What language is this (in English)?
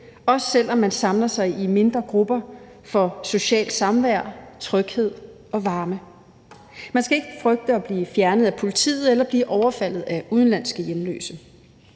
Danish